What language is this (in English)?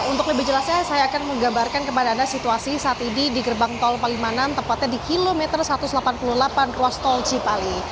Indonesian